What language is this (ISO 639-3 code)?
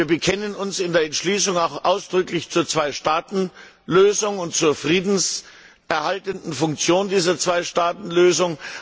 deu